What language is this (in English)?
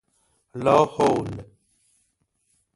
Persian